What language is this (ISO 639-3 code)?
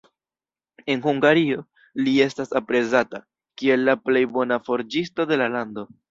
epo